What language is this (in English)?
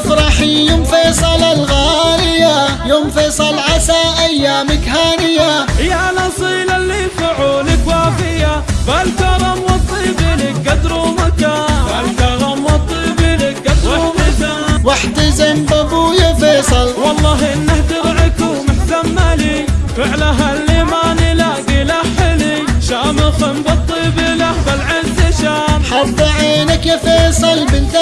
Arabic